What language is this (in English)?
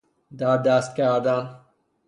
Persian